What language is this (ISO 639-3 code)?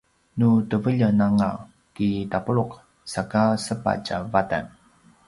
pwn